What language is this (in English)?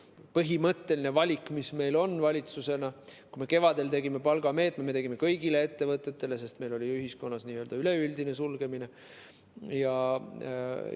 Estonian